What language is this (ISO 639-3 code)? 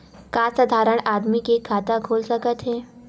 hne